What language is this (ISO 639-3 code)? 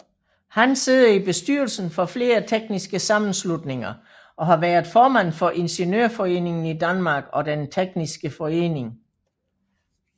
dan